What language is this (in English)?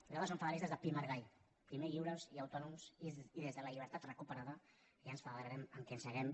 Catalan